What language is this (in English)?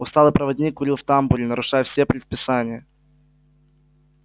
Russian